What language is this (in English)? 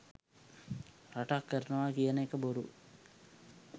Sinhala